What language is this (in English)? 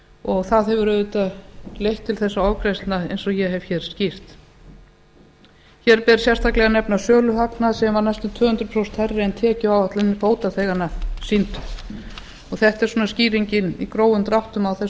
Icelandic